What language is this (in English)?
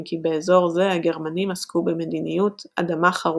Hebrew